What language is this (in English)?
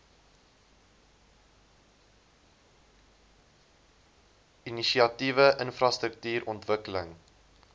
Afrikaans